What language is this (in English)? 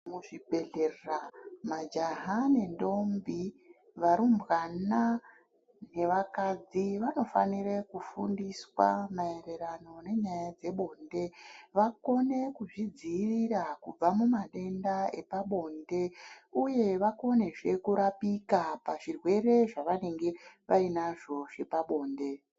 Ndau